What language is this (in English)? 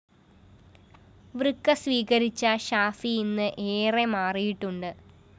Malayalam